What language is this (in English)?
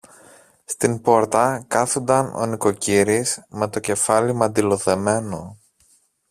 Greek